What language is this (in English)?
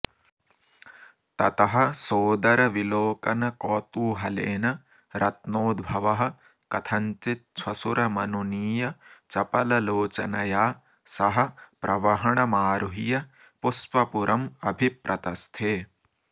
Sanskrit